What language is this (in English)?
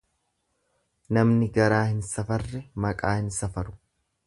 Oromo